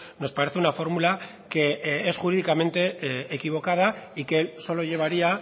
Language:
Spanish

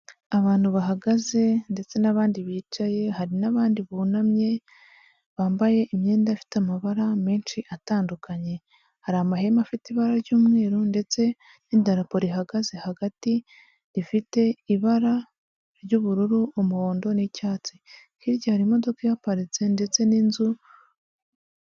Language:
Kinyarwanda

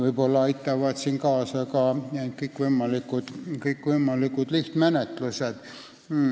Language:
Estonian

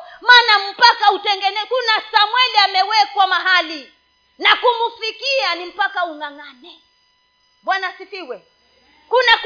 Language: Swahili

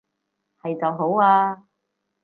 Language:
Cantonese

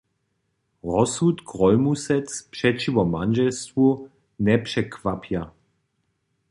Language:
Upper Sorbian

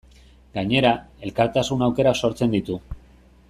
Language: Basque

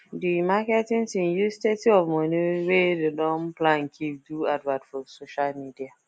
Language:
Nigerian Pidgin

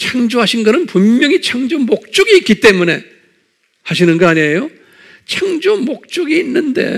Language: Korean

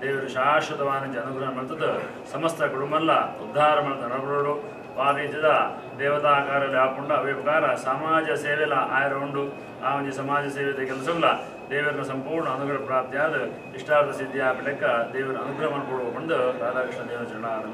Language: Kannada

